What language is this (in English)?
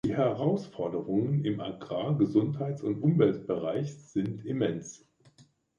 German